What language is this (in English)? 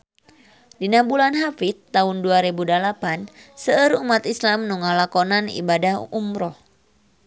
Sundanese